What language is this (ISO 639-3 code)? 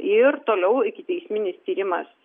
lit